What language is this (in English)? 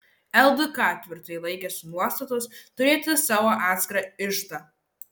Lithuanian